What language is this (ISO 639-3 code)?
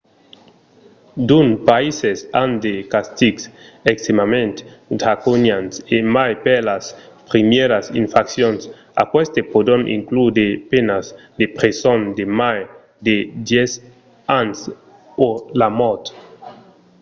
oci